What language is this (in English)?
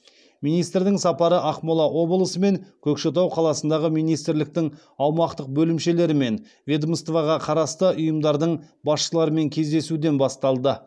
Kazakh